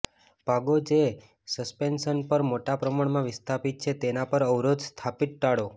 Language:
Gujarati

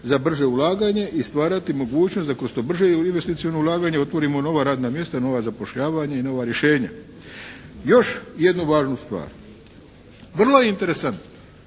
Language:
Croatian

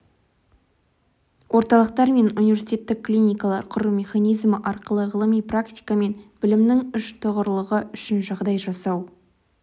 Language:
Kazakh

